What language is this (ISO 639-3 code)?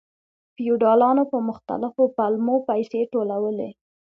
pus